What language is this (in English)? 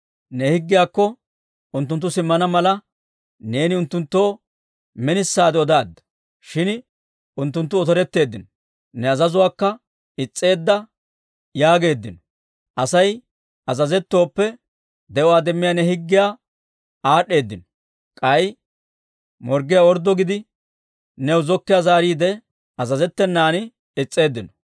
Dawro